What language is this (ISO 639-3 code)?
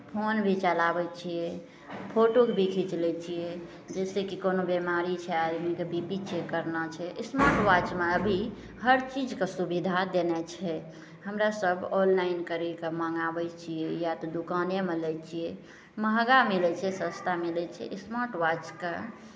mai